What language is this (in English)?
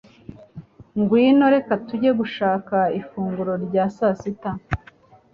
Kinyarwanda